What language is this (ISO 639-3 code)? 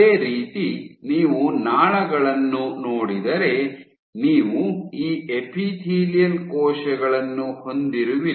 kan